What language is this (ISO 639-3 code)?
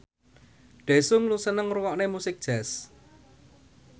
jav